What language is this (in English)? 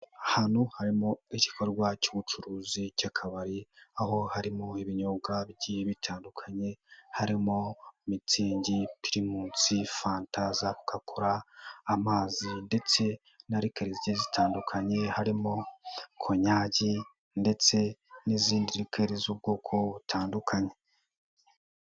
Kinyarwanda